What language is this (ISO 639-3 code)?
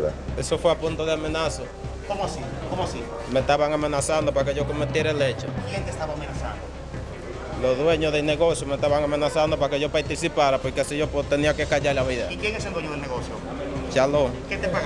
spa